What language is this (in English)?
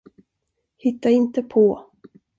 Swedish